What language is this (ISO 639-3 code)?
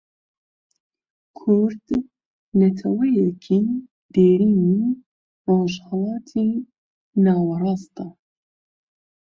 ckb